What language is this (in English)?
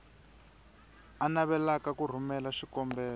Tsonga